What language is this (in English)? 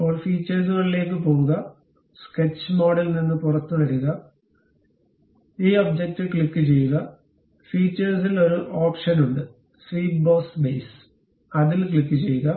Malayalam